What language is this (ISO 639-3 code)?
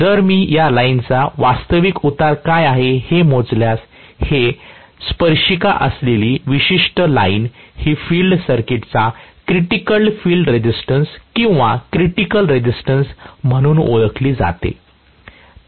mar